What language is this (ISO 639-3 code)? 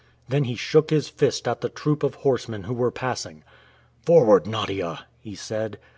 eng